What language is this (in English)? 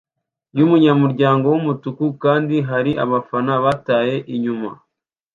Kinyarwanda